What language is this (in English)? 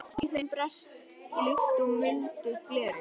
Icelandic